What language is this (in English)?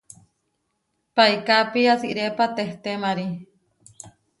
Huarijio